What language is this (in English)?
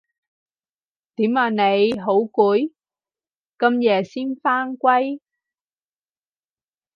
Cantonese